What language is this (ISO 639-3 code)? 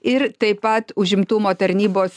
lit